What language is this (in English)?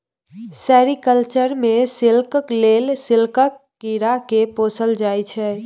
Maithili